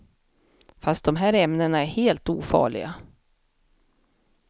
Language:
Swedish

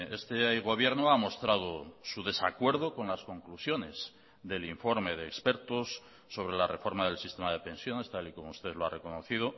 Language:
Spanish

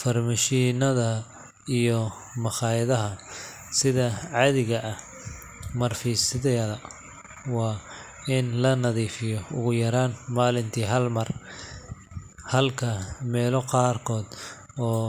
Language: Somali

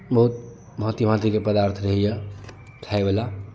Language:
Maithili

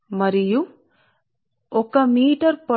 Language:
Telugu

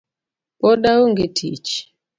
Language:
Luo (Kenya and Tanzania)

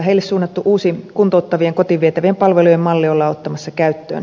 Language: Finnish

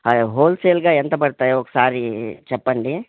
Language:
Telugu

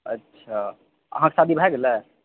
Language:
Maithili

